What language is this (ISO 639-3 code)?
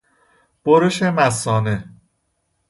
fas